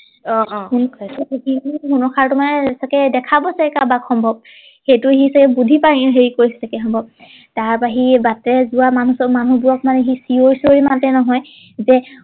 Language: Assamese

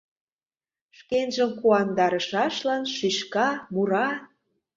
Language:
Mari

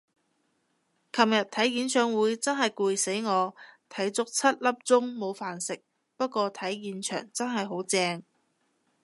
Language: Cantonese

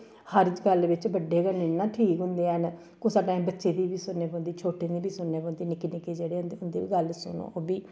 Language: Dogri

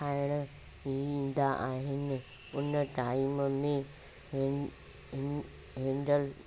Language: Sindhi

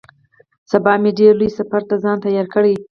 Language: Pashto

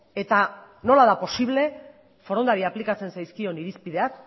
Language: Basque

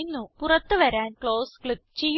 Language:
Malayalam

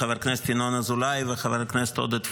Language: Hebrew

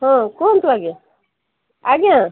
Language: Odia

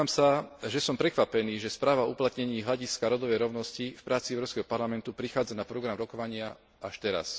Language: Slovak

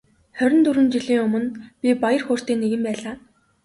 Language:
Mongolian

